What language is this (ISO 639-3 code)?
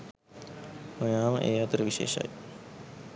sin